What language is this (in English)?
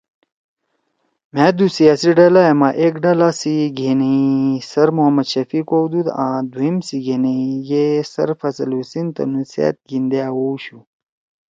Torwali